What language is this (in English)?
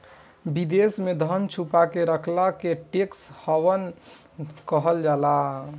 Bhojpuri